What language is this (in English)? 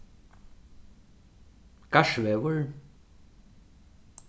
Faroese